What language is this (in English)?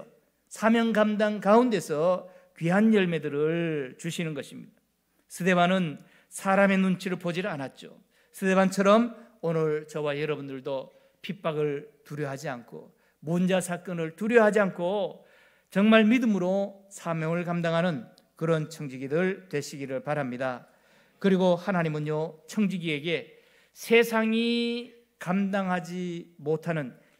Korean